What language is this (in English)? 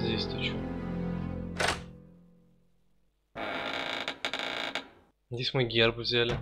Russian